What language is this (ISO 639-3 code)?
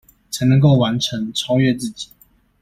zho